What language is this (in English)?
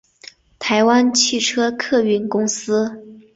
Chinese